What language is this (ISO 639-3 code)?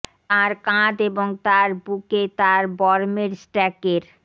ben